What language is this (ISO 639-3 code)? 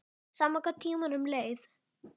isl